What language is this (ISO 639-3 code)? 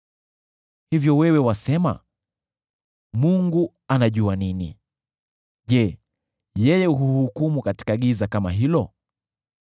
swa